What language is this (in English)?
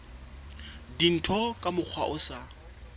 Southern Sotho